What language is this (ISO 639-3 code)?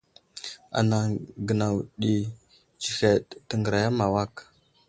udl